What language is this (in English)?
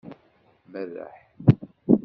Kabyle